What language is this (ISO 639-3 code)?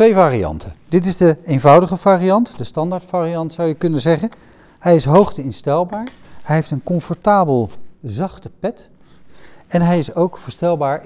nld